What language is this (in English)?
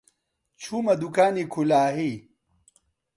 Central Kurdish